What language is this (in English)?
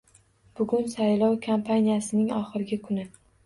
Uzbek